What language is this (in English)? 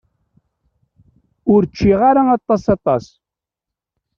Kabyle